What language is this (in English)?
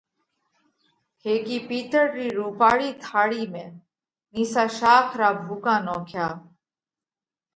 Parkari Koli